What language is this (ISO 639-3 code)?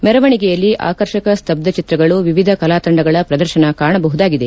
kan